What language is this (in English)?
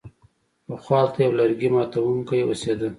Pashto